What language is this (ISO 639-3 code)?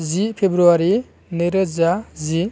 brx